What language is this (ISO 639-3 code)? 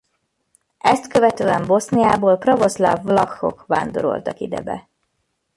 hun